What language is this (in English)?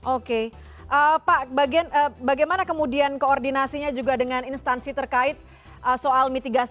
Indonesian